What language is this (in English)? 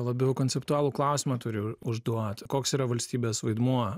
Lithuanian